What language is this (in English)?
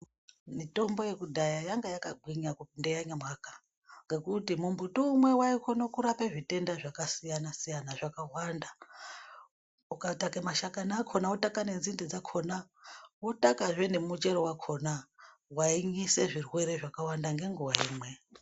Ndau